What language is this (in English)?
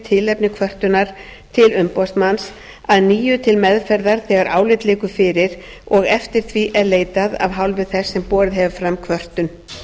Icelandic